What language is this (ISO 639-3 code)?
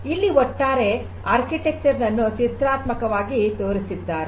kan